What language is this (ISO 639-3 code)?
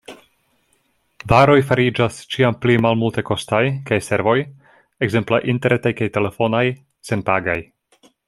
epo